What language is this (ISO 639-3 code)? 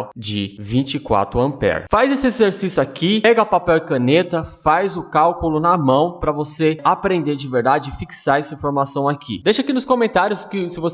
por